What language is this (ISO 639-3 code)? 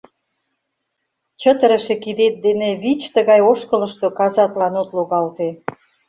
chm